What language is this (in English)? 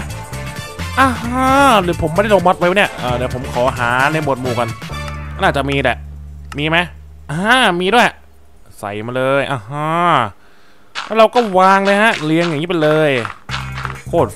Thai